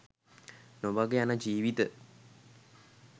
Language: Sinhala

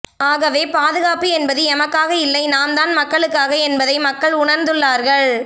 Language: Tamil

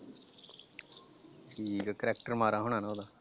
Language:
Punjabi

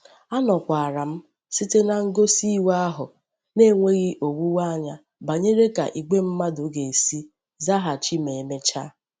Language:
Igbo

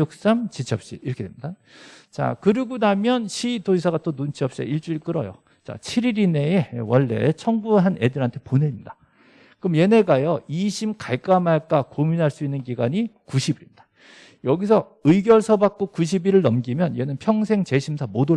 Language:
Korean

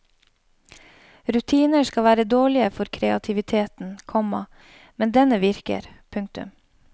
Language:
Norwegian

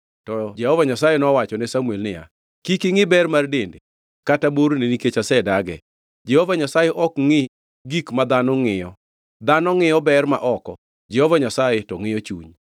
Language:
Luo (Kenya and Tanzania)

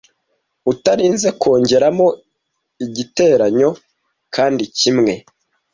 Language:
Kinyarwanda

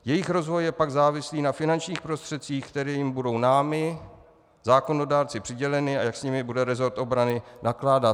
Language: Czech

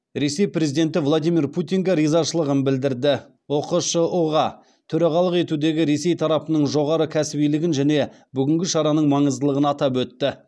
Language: Kazakh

